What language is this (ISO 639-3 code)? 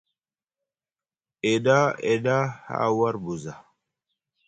mug